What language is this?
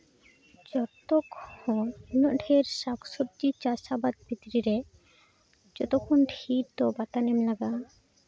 Santali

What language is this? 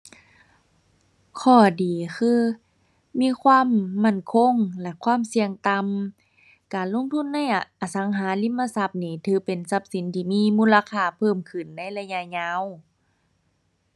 Thai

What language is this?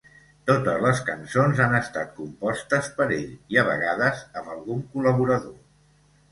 Catalan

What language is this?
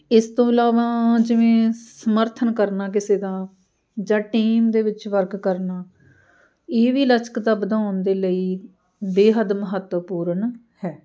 Punjabi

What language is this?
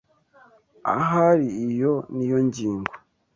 Kinyarwanda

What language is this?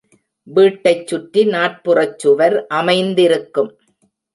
Tamil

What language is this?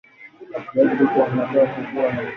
Swahili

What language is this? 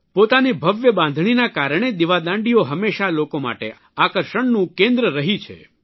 Gujarati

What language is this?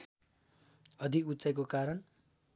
Nepali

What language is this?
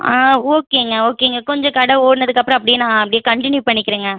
Tamil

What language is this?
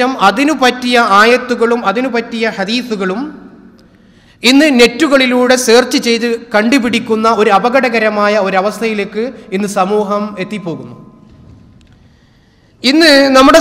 Arabic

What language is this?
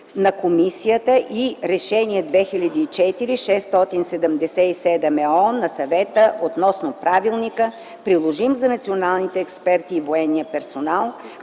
Bulgarian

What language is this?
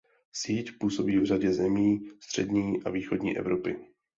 Czech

